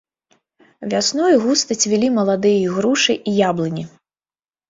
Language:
Belarusian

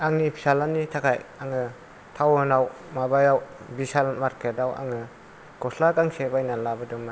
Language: Bodo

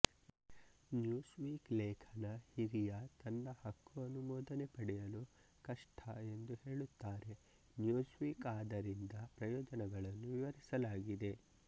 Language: Kannada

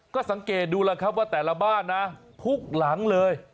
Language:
Thai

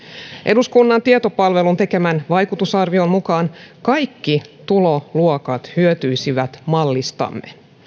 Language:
Finnish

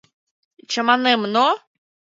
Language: Mari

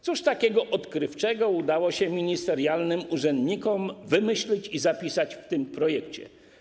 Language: Polish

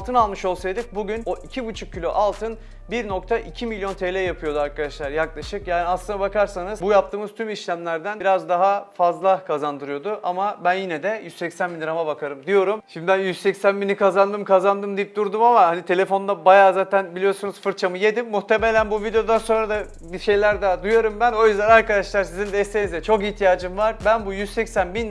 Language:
Turkish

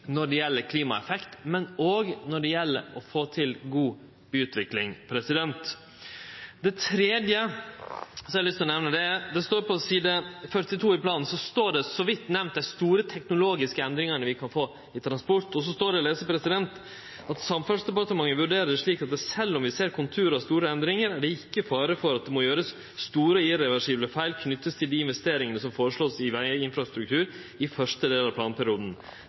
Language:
Norwegian Nynorsk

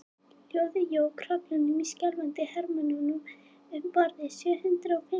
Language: Icelandic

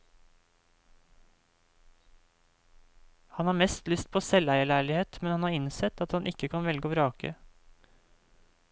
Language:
Norwegian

